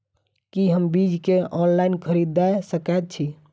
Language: Maithili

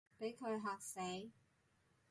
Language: Cantonese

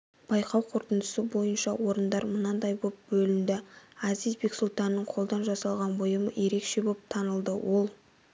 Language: Kazakh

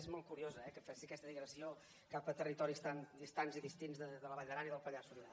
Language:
Catalan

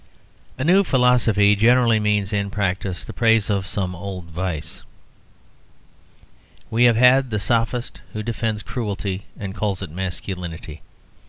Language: English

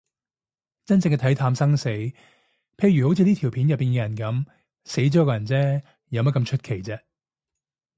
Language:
Cantonese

